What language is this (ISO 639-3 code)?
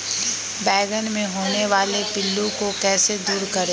mag